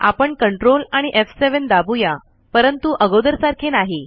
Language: Marathi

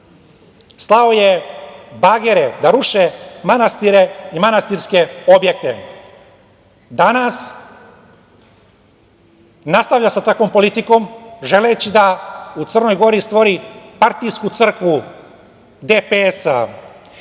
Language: Serbian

